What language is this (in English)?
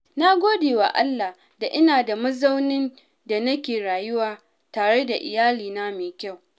Hausa